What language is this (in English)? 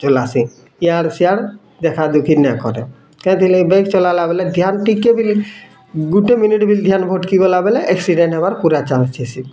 Odia